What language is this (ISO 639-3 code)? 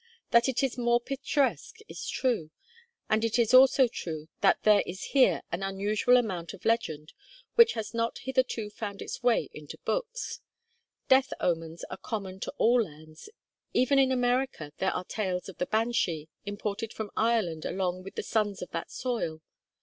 eng